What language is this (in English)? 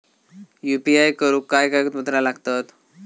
Marathi